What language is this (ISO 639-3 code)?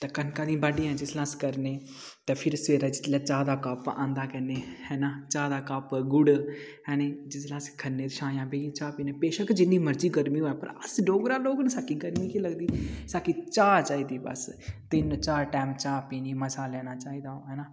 doi